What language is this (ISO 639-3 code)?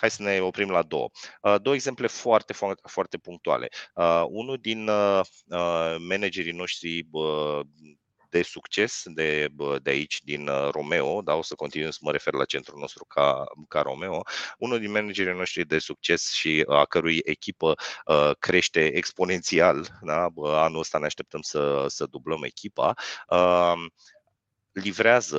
ron